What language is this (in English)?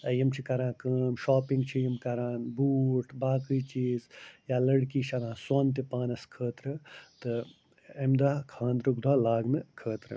Kashmiri